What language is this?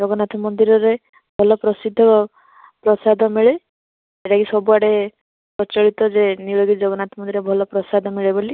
Odia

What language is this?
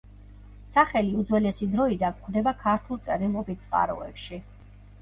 Georgian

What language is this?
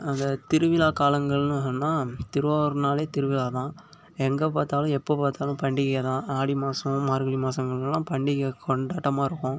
Tamil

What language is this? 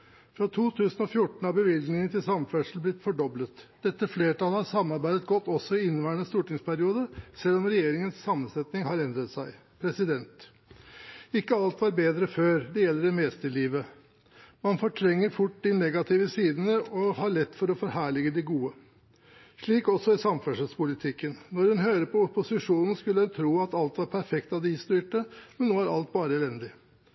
Norwegian Bokmål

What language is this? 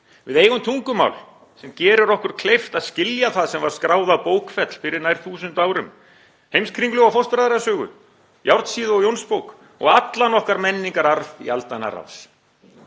Icelandic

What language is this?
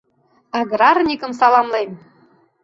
Mari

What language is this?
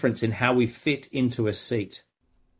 Indonesian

